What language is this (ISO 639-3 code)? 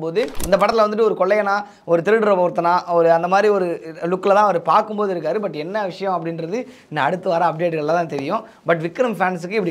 kor